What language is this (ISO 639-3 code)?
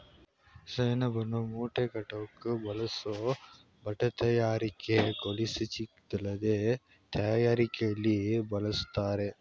kan